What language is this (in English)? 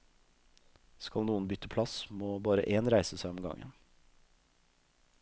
Norwegian